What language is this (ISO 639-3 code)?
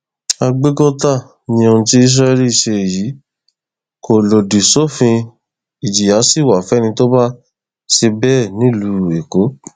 yor